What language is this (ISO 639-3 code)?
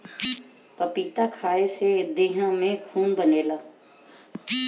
bho